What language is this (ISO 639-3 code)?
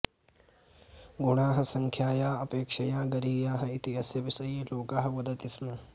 san